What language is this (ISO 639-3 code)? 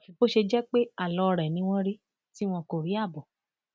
yor